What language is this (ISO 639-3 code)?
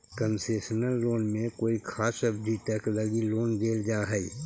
mag